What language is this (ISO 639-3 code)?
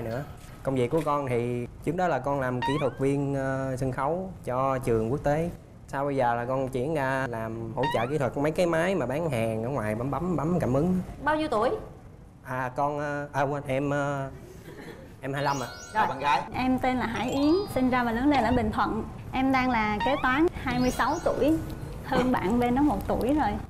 vie